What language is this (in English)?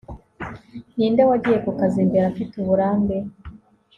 Kinyarwanda